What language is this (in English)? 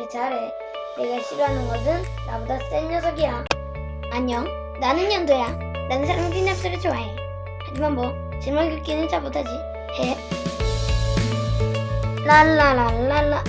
Korean